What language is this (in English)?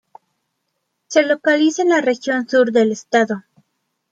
Spanish